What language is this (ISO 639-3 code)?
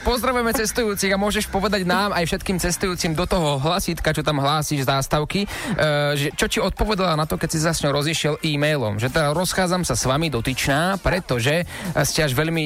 slk